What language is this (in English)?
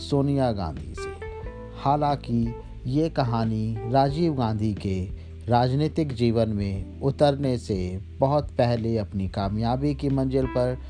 Hindi